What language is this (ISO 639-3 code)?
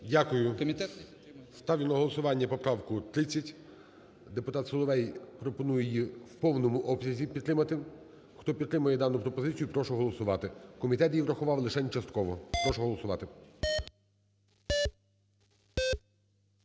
ukr